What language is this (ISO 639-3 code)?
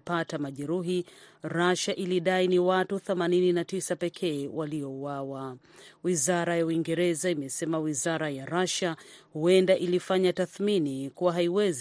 swa